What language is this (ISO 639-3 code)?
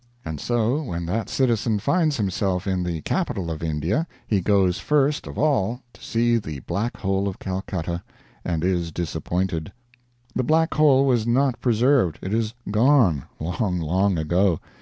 eng